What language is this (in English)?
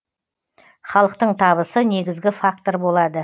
Kazakh